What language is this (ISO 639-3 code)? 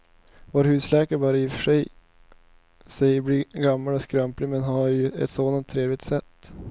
swe